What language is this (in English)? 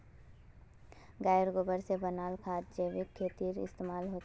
Magahi